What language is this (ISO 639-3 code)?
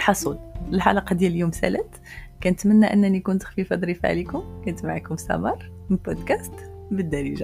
ara